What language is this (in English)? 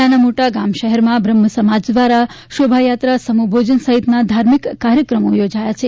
Gujarati